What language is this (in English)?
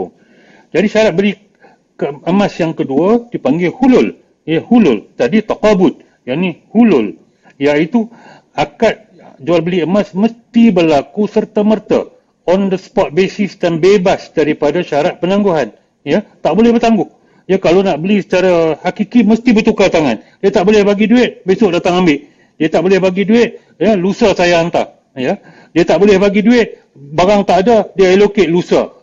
Malay